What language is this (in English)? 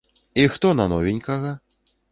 Belarusian